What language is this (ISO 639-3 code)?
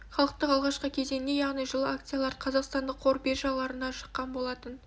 kaz